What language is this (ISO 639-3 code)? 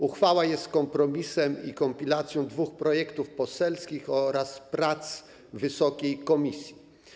pol